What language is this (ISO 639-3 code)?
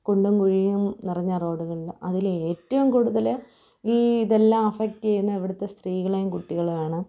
mal